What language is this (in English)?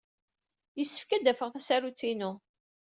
Kabyle